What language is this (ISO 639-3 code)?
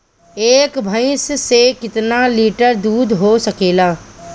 bho